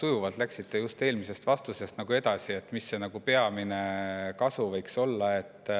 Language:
Estonian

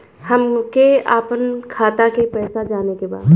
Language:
Bhojpuri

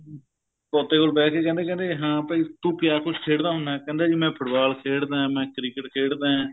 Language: Punjabi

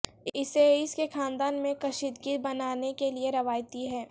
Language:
Urdu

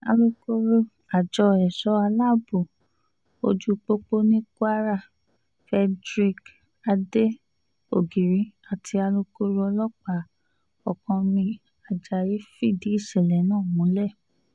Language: Yoruba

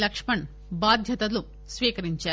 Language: Telugu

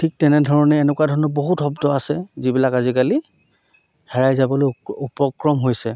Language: Assamese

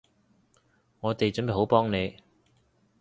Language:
Cantonese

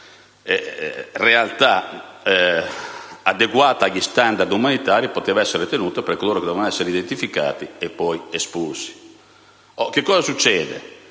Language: Italian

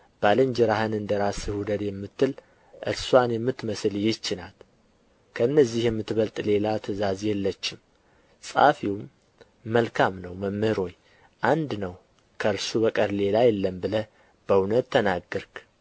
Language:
Amharic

